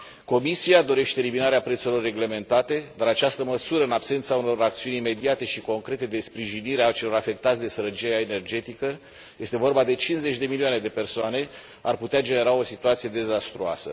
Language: Romanian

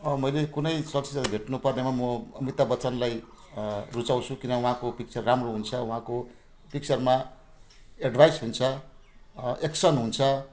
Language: Nepali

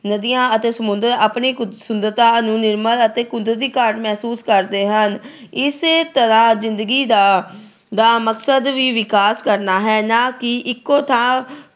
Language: Punjabi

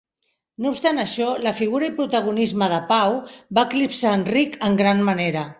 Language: Catalan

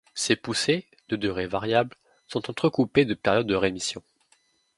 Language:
French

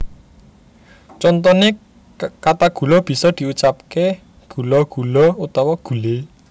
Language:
Javanese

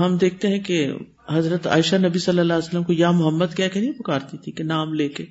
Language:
Urdu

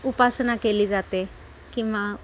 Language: Marathi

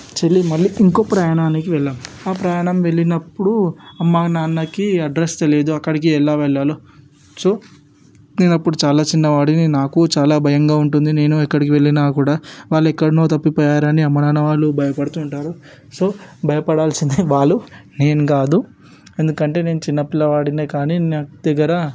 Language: Telugu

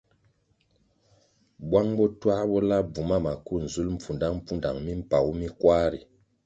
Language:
Kwasio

